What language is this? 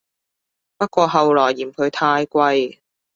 Cantonese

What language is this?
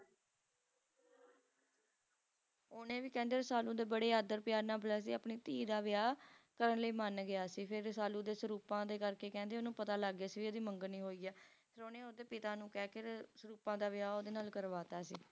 Punjabi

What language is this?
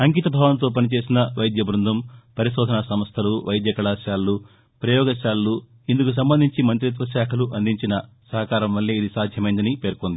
Telugu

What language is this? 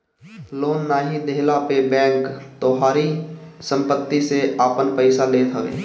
Bhojpuri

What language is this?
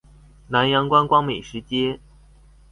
Chinese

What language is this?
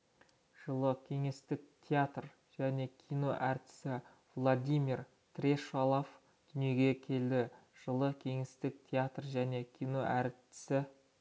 Kazakh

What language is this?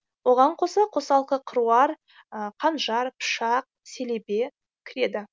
Kazakh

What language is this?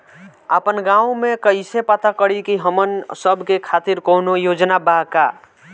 Bhojpuri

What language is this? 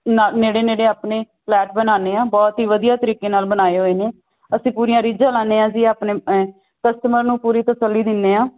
Punjabi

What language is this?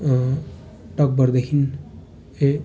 Nepali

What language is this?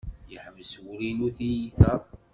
Kabyle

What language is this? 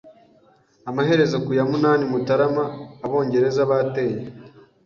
Kinyarwanda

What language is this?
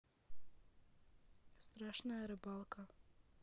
Russian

